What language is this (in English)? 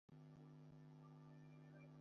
Bangla